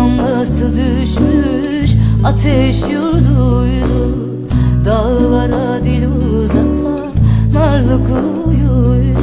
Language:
Turkish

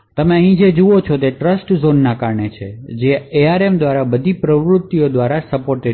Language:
Gujarati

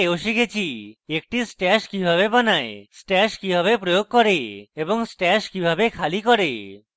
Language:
Bangla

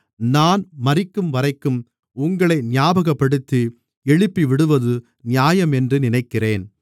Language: Tamil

